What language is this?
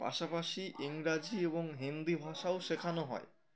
Bangla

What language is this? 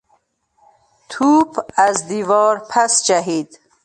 Persian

